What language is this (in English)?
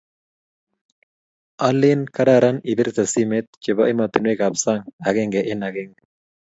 Kalenjin